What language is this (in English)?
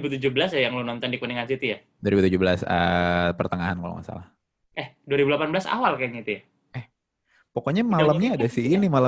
Indonesian